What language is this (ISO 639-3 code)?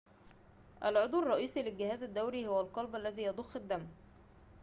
ara